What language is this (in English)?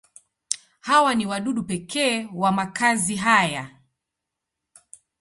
Swahili